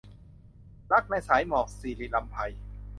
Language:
Thai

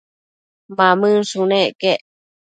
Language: Matsés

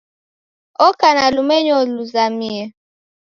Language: Taita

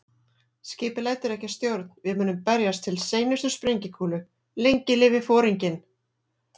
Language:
Icelandic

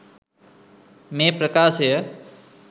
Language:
Sinhala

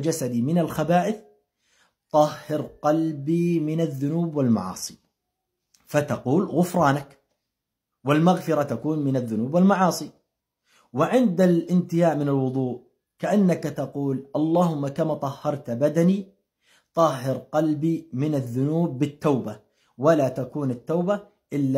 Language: Arabic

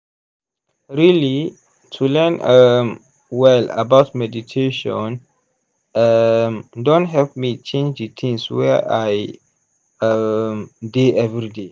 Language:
Nigerian Pidgin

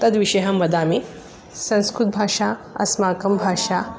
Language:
Sanskrit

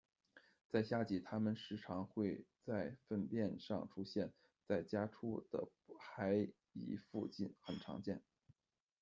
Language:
Chinese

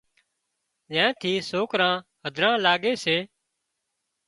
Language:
Wadiyara Koli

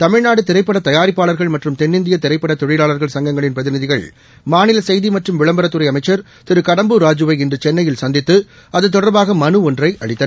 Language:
Tamil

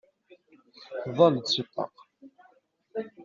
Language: Kabyle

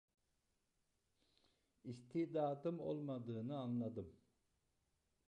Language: Turkish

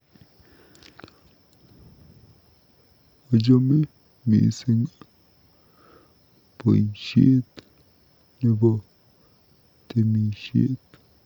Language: Kalenjin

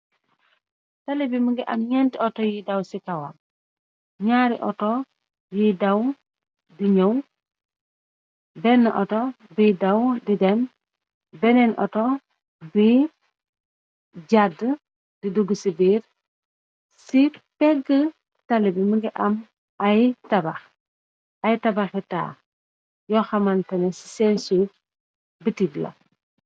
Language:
Wolof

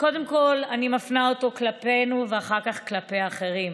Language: Hebrew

